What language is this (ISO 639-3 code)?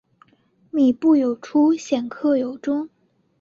zho